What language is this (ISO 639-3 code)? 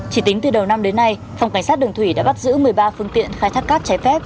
vie